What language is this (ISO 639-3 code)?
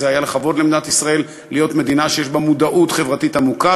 heb